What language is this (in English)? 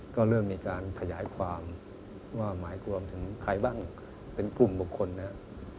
Thai